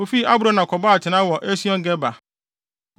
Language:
Akan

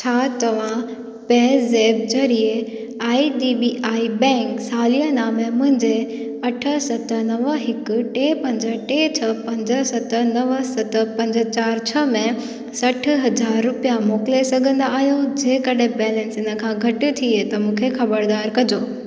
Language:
Sindhi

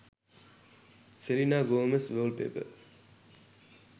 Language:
Sinhala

